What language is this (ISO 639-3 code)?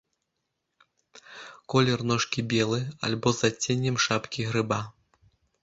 bel